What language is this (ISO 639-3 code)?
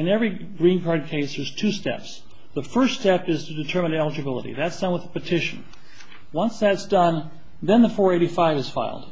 eng